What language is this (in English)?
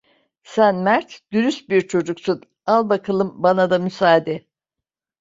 Turkish